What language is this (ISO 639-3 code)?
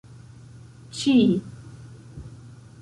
epo